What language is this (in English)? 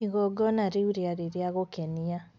Kikuyu